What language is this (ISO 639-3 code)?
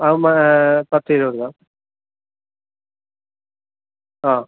mal